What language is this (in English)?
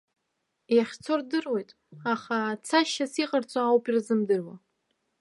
Abkhazian